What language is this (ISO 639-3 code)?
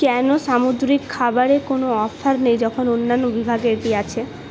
ben